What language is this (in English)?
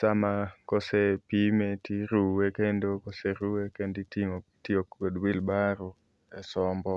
Luo (Kenya and Tanzania)